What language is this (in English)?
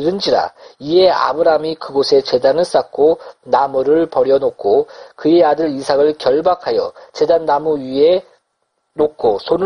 Korean